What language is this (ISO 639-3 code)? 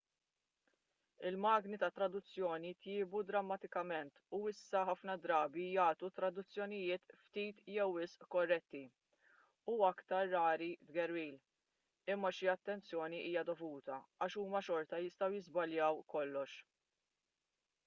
mlt